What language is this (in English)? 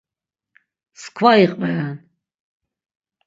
Laz